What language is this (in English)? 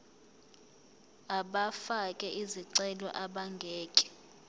Zulu